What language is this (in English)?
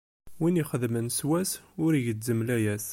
Kabyle